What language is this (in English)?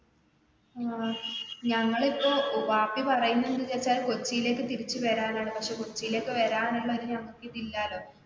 Malayalam